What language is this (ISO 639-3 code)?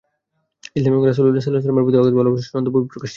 ben